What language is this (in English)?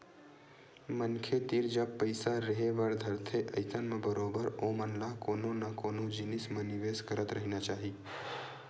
Chhattisgarhi